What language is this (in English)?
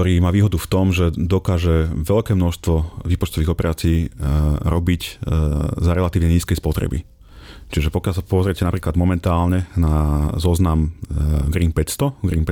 Slovak